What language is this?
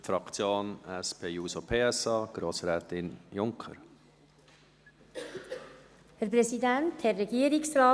Swiss German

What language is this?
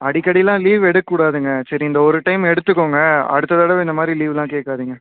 Tamil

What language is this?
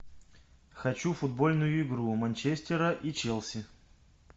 Russian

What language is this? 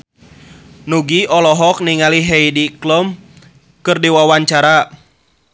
Sundanese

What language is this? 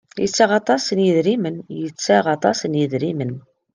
Kabyle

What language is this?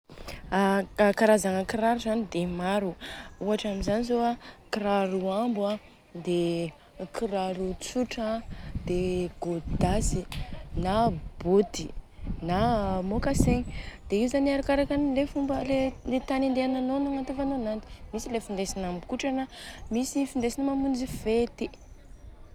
Southern Betsimisaraka Malagasy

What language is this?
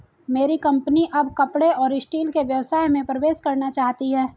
Hindi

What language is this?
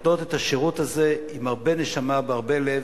Hebrew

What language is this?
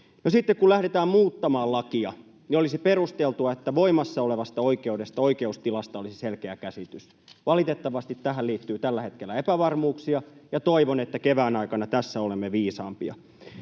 Finnish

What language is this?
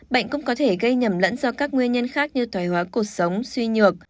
Vietnamese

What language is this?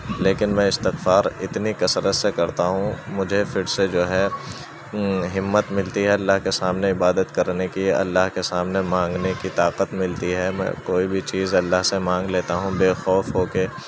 Urdu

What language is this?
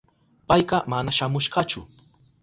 Southern Pastaza Quechua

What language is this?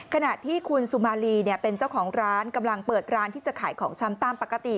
Thai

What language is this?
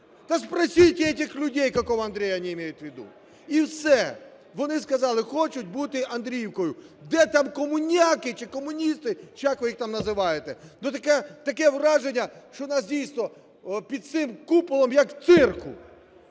Ukrainian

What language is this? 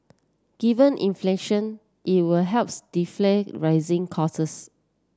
English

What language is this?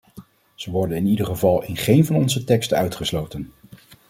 Dutch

